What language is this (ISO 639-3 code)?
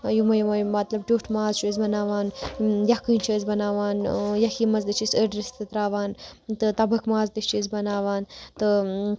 kas